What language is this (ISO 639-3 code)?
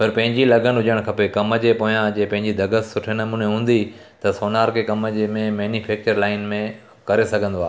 snd